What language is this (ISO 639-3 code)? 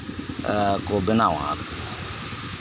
sat